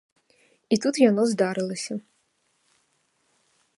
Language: Belarusian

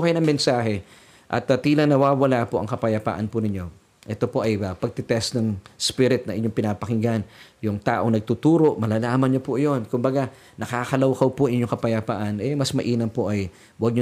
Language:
Filipino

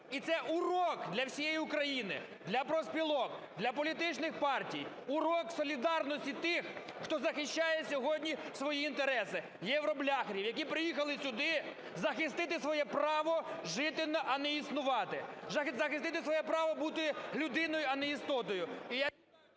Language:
Ukrainian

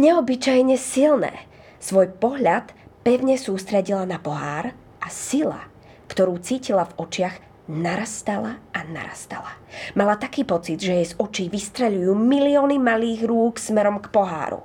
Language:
Slovak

